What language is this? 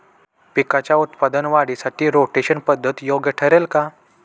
Marathi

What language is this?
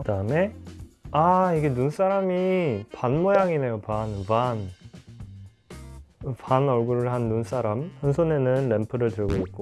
Korean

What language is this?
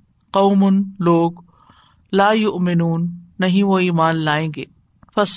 Urdu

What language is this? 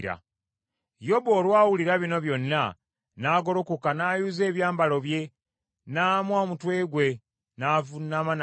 Ganda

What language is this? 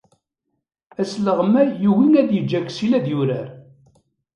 Kabyle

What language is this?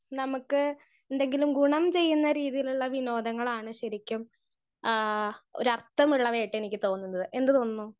Malayalam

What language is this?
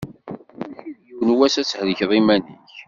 Kabyle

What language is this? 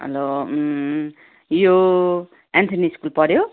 Nepali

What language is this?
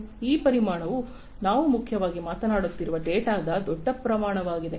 Kannada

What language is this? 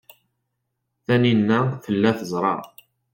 Kabyle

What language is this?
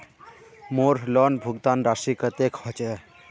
Magahi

